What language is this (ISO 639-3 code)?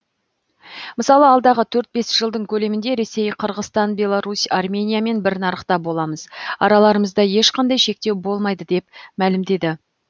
kaz